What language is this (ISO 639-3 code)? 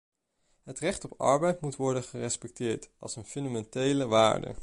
nld